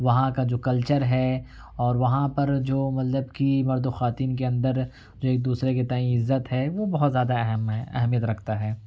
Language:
Urdu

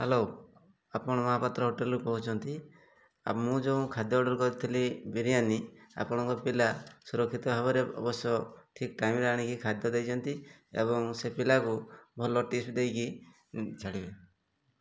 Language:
Odia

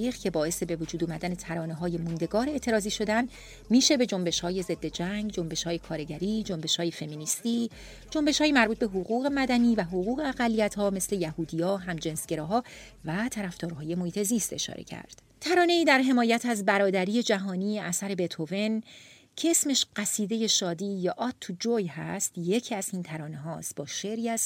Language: Persian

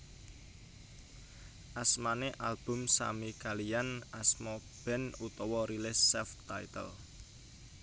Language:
Javanese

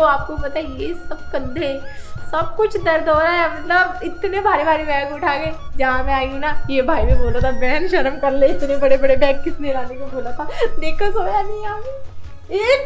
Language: Hindi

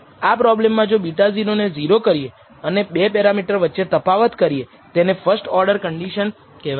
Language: Gujarati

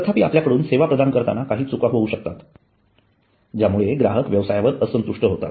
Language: Marathi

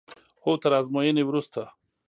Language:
Pashto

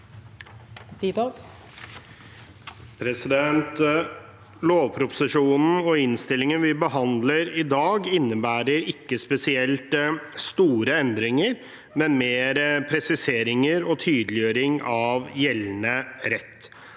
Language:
Norwegian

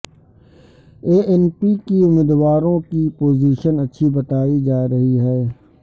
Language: Urdu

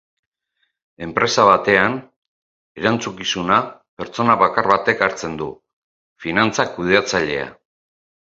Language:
Basque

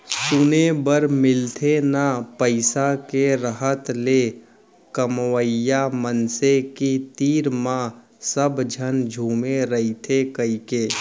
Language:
Chhattisgarhi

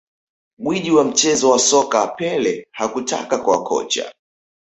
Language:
Swahili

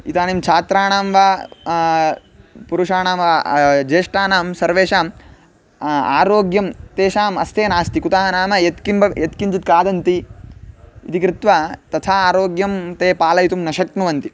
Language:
Sanskrit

